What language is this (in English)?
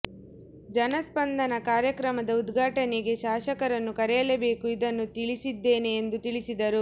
Kannada